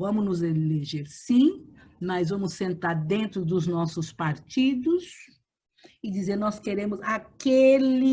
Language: Portuguese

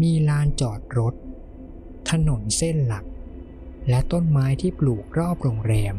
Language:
Thai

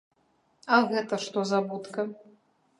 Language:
Belarusian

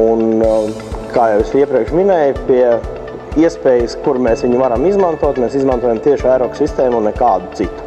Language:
Latvian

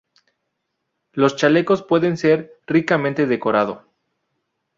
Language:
Spanish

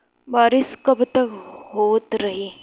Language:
Bhojpuri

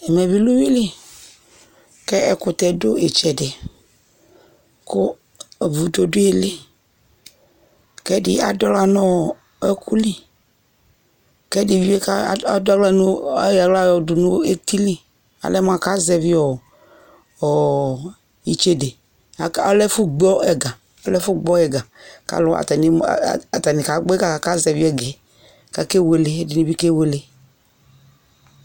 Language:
Ikposo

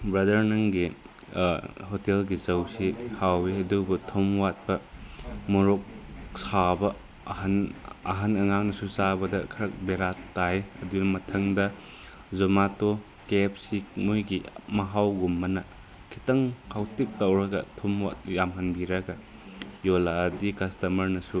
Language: Manipuri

